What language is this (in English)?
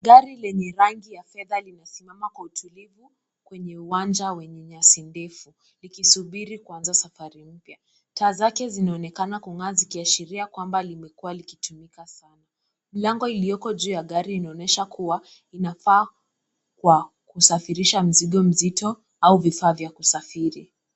Swahili